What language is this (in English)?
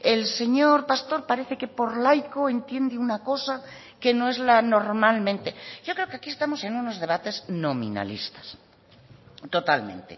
Spanish